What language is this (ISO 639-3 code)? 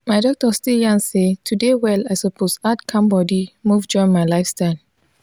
pcm